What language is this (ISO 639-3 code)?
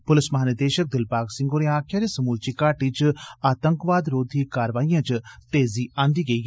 doi